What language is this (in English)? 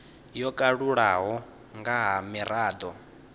Venda